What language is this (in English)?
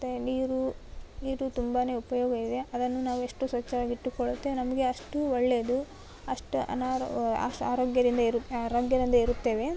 Kannada